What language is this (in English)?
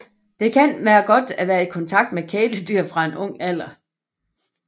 Danish